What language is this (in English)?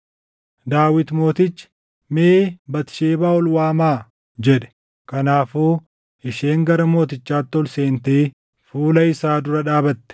Oromo